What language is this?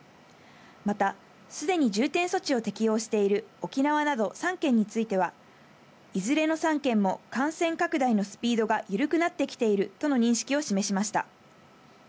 Japanese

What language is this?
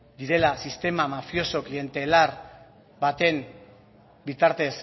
Basque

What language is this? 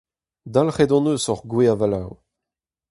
Breton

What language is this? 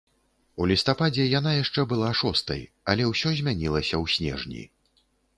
Belarusian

